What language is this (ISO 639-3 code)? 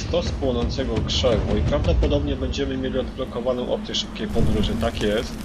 pol